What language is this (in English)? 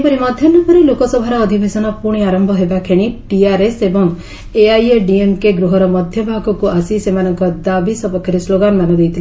Odia